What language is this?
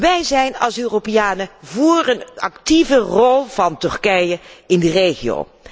Dutch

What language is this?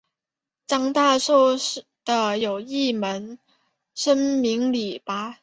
Chinese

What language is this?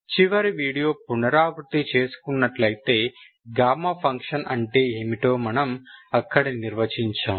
Telugu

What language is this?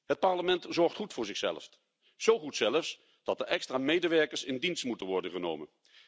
Dutch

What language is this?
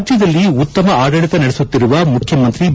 Kannada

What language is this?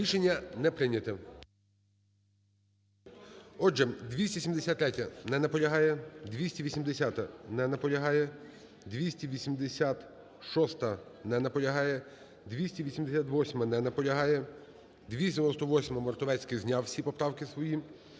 Ukrainian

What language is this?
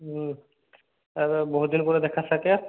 Odia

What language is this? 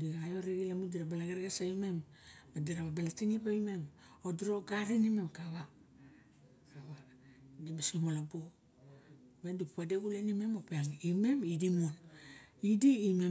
Barok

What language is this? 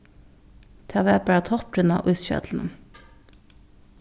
Faroese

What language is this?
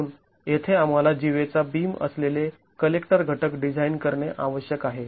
Marathi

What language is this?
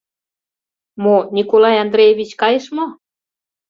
Mari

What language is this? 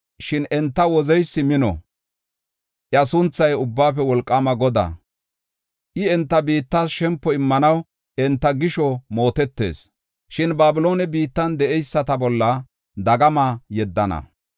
Gofa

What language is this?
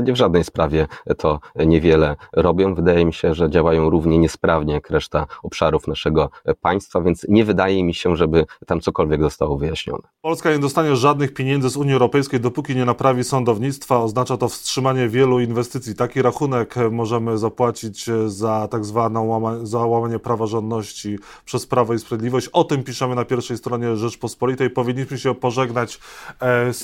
Polish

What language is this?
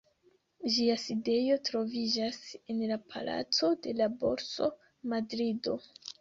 Esperanto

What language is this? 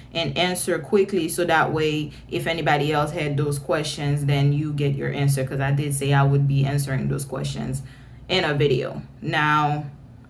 English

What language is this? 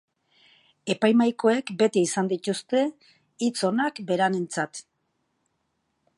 Basque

